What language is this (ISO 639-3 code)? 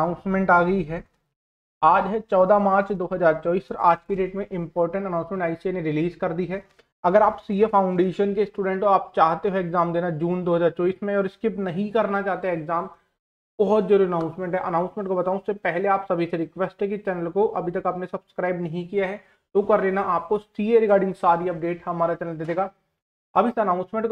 hin